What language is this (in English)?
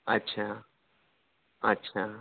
Urdu